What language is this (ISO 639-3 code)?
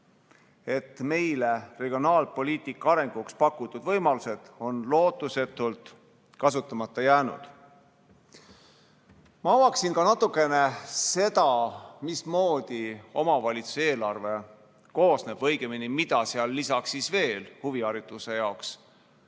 est